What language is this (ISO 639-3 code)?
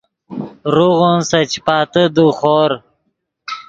ydg